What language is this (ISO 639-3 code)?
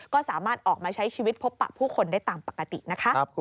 tha